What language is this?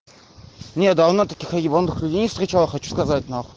Russian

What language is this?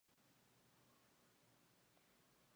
Spanish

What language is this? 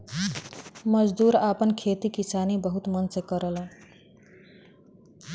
Bhojpuri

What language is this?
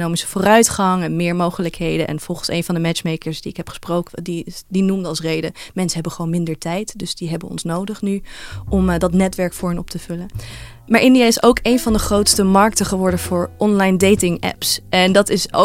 Dutch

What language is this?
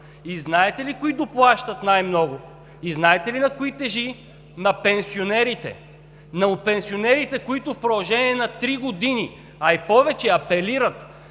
Bulgarian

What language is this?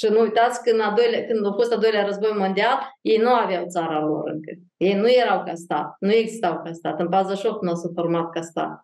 Romanian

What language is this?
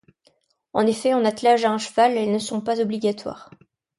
French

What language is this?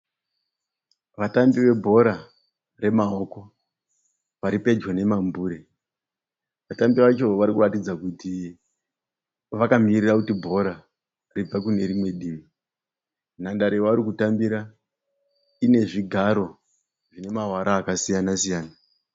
Shona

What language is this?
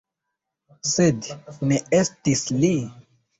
Esperanto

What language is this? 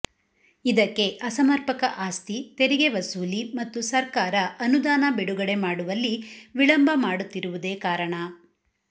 Kannada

